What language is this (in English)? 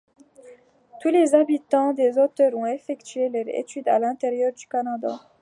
French